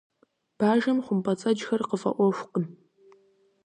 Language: Kabardian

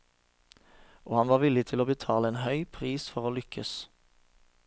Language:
Norwegian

